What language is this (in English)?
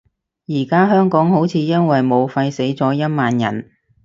Cantonese